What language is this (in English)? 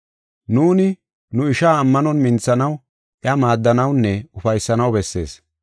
Gofa